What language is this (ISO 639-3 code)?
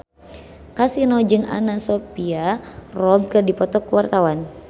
sun